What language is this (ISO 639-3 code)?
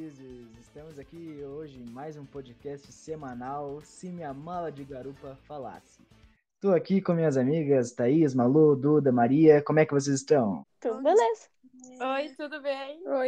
por